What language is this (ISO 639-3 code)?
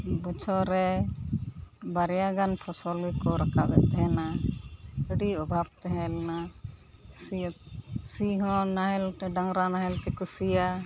sat